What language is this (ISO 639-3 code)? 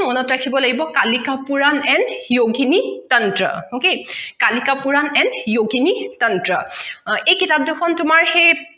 asm